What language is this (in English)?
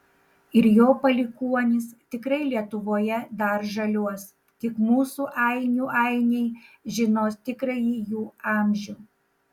Lithuanian